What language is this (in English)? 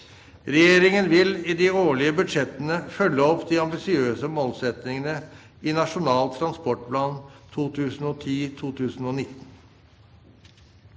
Norwegian